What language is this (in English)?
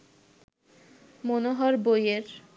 Bangla